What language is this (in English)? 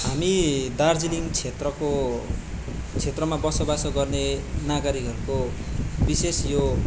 Nepali